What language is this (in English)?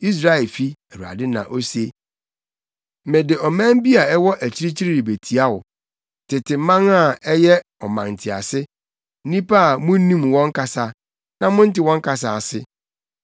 Akan